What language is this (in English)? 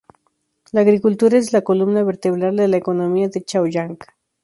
Spanish